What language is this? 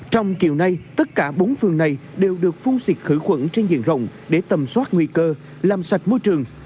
Vietnamese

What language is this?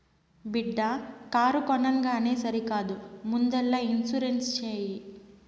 Telugu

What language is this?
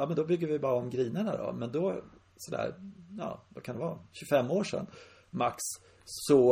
Swedish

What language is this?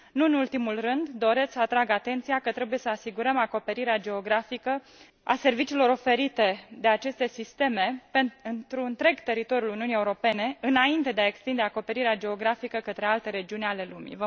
Romanian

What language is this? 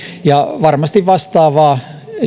Finnish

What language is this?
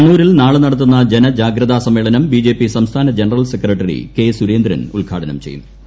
Malayalam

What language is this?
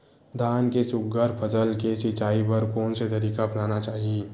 Chhattisgarhi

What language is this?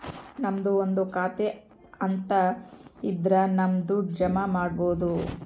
Kannada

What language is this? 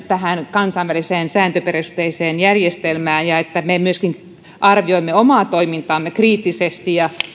Finnish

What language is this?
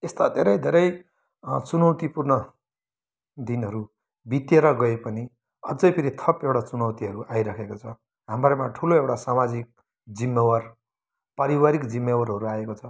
Nepali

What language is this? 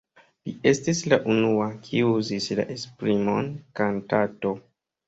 Esperanto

